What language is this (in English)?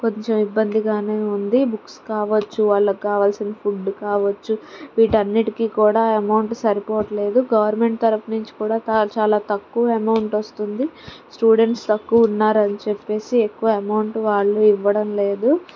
Telugu